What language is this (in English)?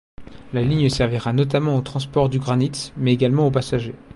French